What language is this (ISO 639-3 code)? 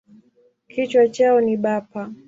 swa